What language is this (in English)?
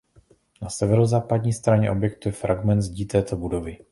Czech